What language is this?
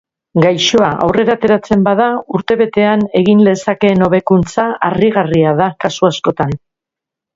Basque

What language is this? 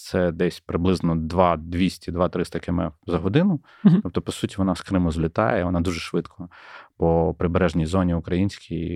Ukrainian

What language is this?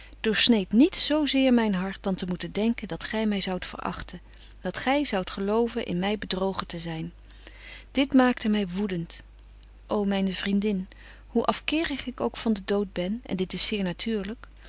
Dutch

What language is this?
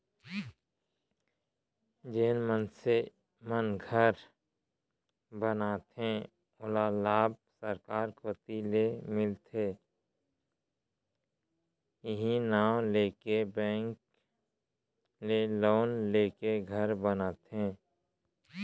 Chhattisgarhi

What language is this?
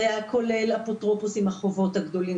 Hebrew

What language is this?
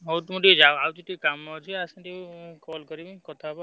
Odia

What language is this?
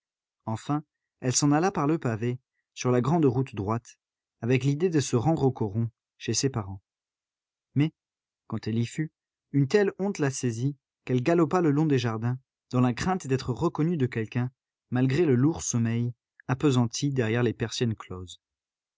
French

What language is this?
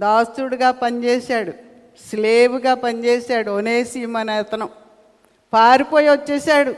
Telugu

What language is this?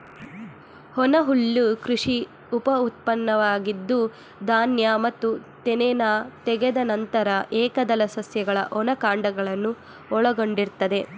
Kannada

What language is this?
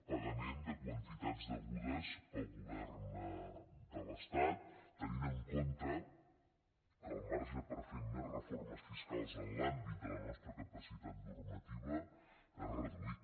Catalan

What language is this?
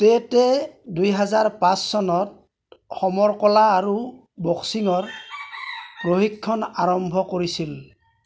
Assamese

